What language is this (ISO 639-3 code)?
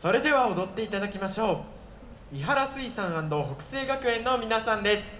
jpn